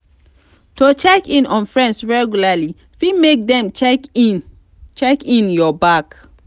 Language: Nigerian Pidgin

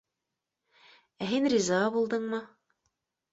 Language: Bashkir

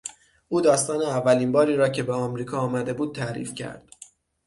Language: Persian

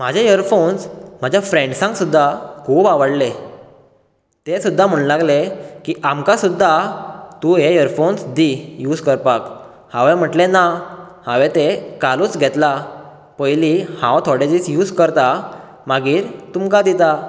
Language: Konkani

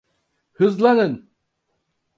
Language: Turkish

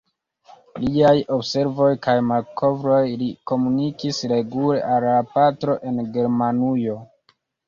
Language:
Esperanto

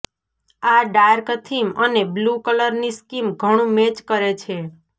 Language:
Gujarati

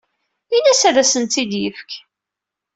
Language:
Kabyle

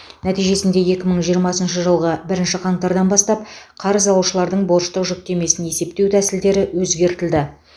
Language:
Kazakh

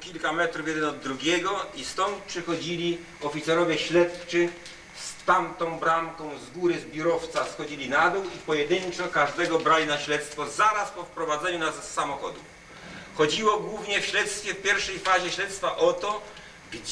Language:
Polish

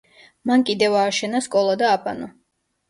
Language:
Georgian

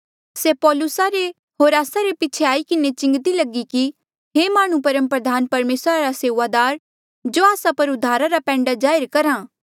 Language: Mandeali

